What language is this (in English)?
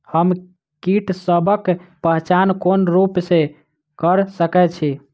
Maithili